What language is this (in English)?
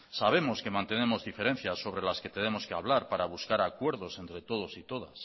Spanish